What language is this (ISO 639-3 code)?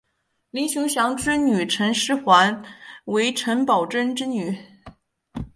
zho